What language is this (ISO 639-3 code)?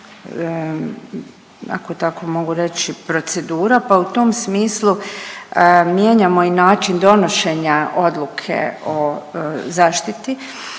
hrv